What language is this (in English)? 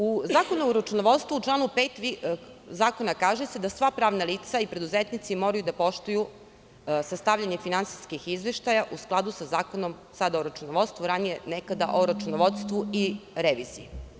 Serbian